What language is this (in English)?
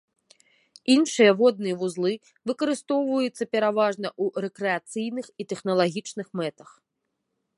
Belarusian